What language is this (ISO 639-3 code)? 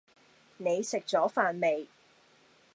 yue